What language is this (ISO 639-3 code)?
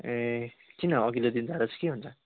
nep